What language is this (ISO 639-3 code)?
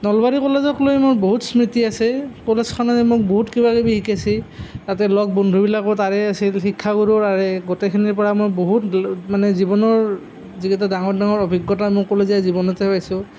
asm